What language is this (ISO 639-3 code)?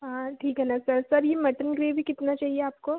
hin